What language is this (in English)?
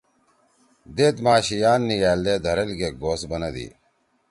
Torwali